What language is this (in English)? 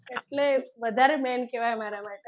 Gujarati